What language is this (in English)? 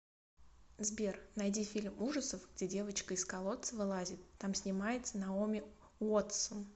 Russian